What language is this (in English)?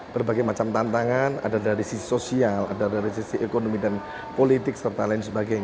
Indonesian